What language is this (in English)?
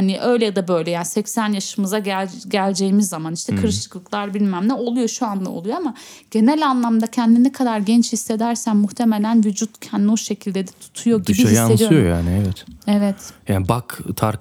Turkish